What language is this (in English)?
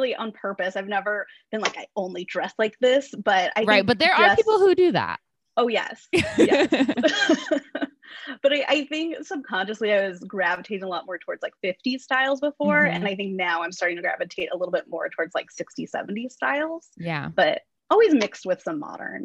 English